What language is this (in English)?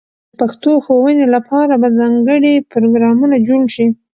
Pashto